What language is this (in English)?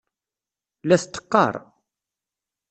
Kabyle